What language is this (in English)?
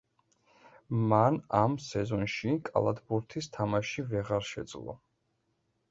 Georgian